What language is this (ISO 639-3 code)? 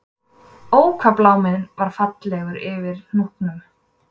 isl